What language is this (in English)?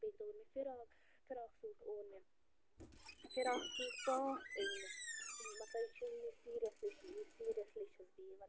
Kashmiri